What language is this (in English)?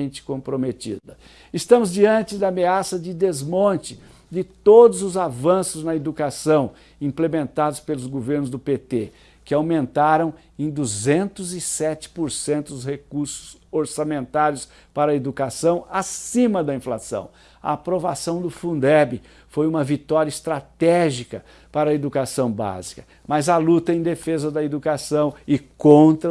Portuguese